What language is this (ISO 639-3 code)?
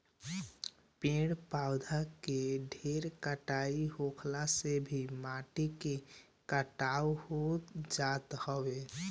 bho